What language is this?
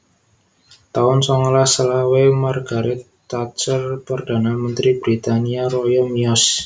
Javanese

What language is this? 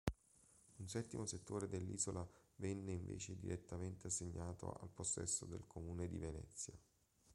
Italian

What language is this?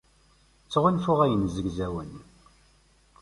Kabyle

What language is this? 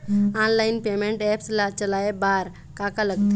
Chhattisgarhi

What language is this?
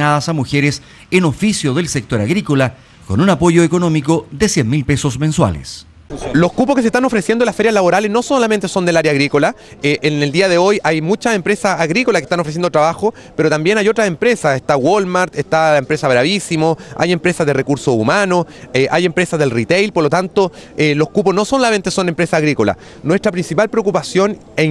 Spanish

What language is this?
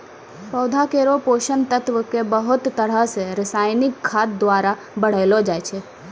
Maithili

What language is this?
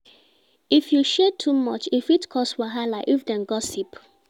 Nigerian Pidgin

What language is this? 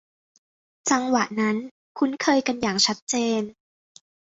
Thai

